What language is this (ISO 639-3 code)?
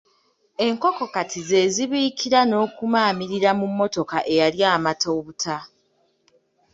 lug